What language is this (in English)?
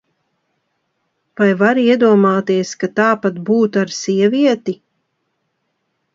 Latvian